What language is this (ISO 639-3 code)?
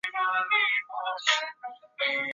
zho